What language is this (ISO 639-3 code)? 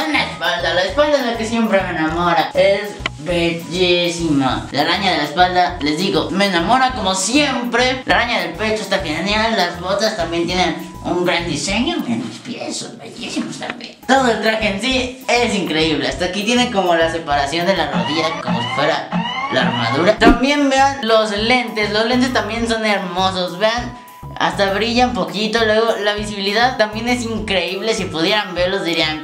spa